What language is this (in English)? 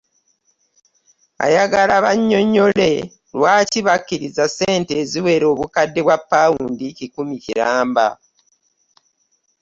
Ganda